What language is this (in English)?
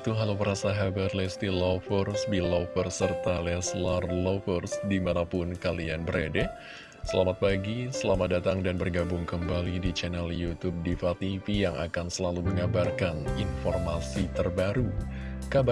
Indonesian